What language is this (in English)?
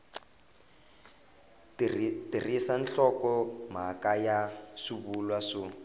Tsonga